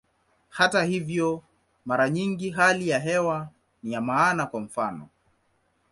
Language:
Swahili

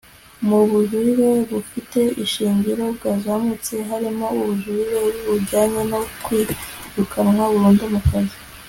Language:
Kinyarwanda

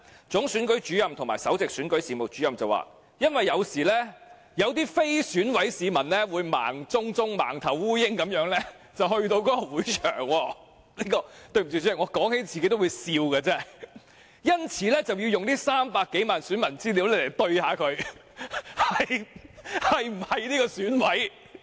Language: Cantonese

